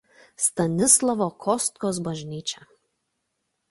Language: Lithuanian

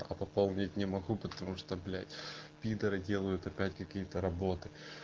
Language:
Russian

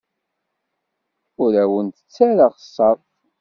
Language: Kabyle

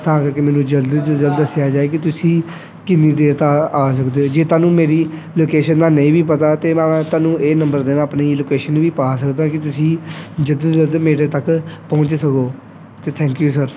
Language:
Punjabi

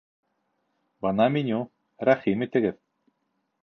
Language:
Bashkir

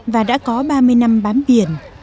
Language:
Vietnamese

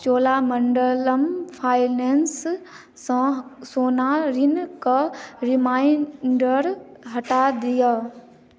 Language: Maithili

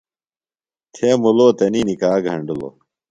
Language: Phalura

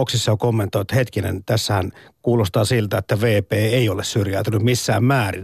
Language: Finnish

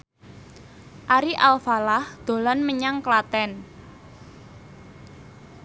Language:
Javanese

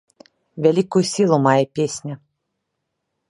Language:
Belarusian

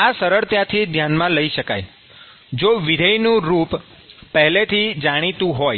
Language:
Gujarati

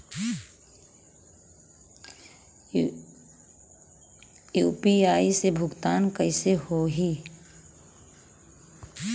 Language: Bhojpuri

